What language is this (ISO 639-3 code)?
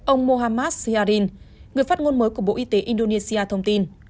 vie